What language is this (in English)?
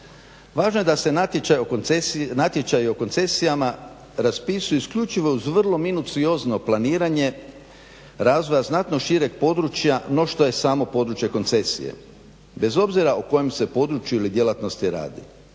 Croatian